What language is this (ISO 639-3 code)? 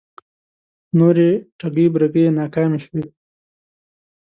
pus